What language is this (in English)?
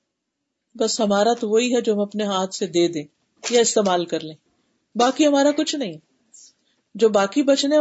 Urdu